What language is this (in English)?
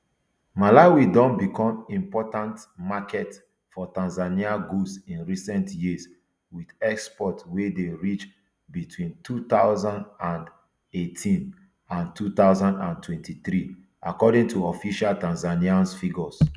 Nigerian Pidgin